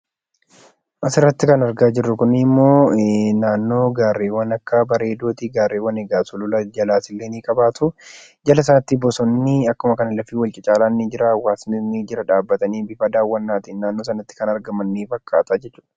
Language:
Oromo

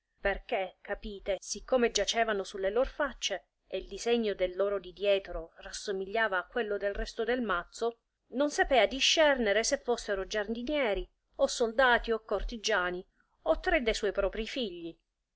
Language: Italian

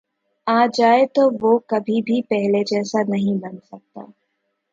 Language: Urdu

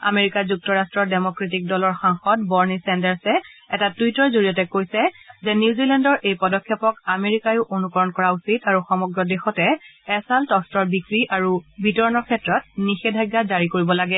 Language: Assamese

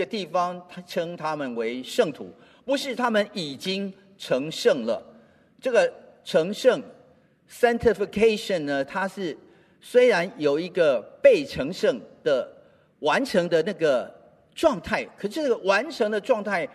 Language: Chinese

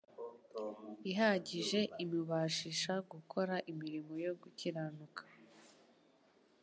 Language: Kinyarwanda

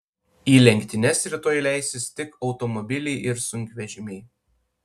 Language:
Lithuanian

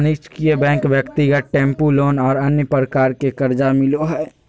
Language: Magahi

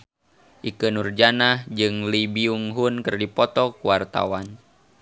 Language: Sundanese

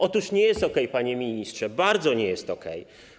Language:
Polish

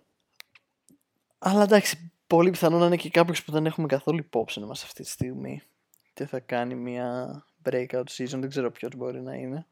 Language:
Greek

